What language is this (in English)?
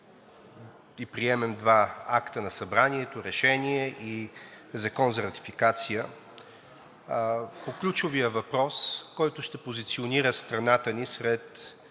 Bulgarian